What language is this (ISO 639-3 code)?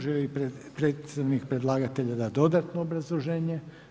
hrv